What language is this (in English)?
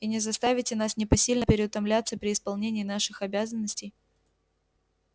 Russian